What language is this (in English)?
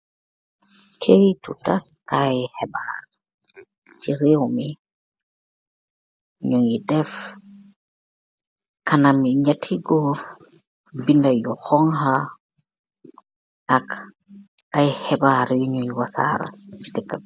Wolof